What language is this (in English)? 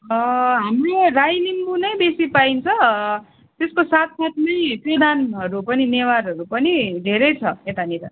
Nepali